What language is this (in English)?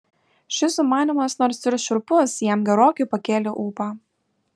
Lithuanian